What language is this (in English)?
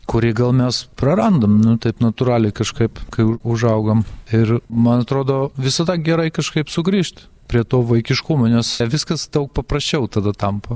Lithuanian